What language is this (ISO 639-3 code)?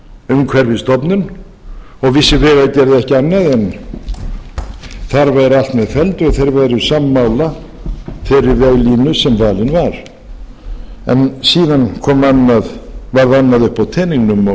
isl